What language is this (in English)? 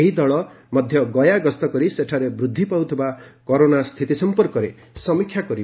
Odia